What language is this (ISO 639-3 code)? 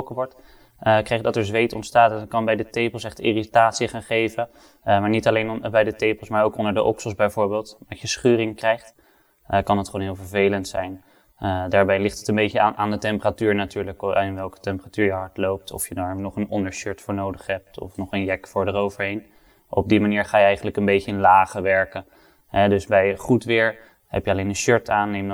nld